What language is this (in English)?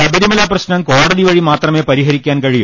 Malayalam